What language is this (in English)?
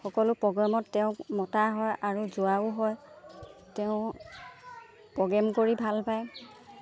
Assamese